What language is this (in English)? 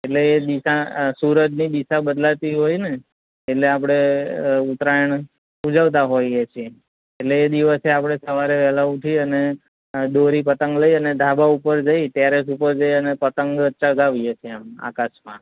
Gujarati